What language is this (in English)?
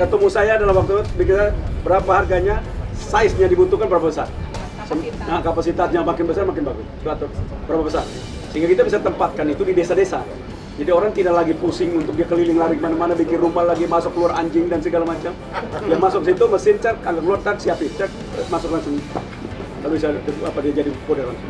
Indonesian